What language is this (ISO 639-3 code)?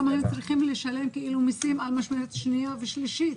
heb